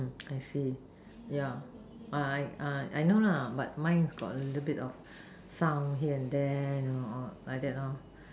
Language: English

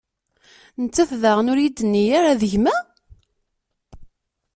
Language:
Kabyle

